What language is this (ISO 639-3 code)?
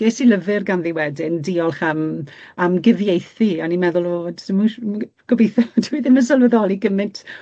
cym